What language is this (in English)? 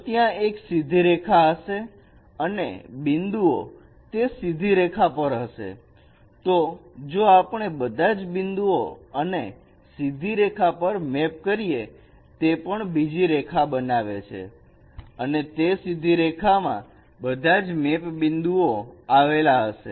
Gujarati